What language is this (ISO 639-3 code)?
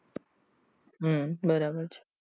guj